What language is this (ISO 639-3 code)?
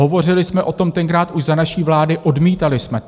ces